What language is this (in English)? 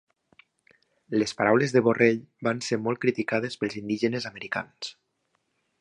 Catalan